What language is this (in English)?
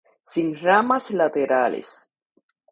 Spanish